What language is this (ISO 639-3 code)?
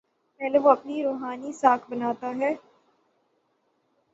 urd